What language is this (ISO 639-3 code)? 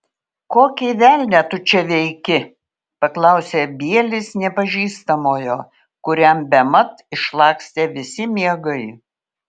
lit